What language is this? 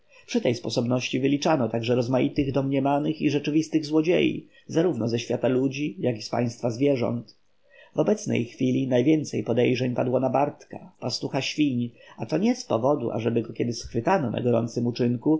Polish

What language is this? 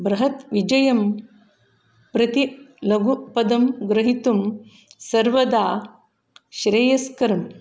Sanskrit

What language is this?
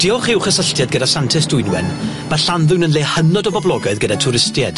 Welsh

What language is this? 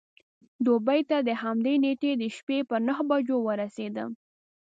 Pashto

